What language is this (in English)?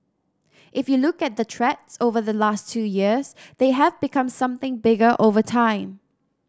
English